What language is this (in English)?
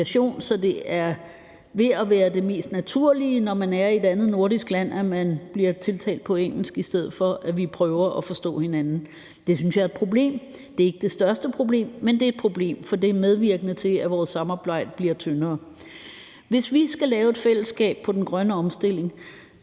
Danish